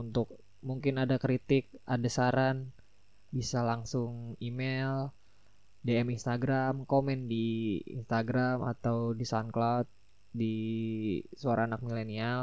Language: Indonesian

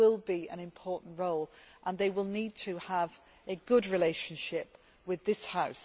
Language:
English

